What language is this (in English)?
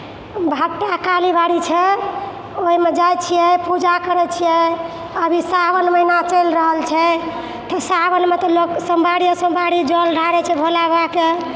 Maithili